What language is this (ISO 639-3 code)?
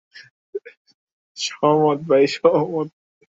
ben